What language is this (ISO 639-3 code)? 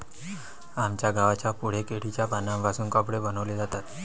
mar